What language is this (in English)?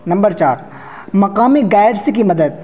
Urdu